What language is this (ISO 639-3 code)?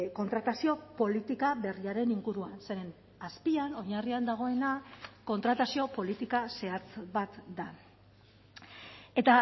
eus